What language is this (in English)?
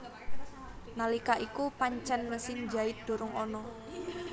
Javanese